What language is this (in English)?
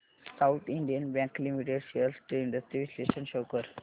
Marathi